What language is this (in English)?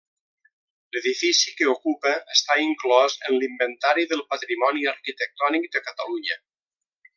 Catalan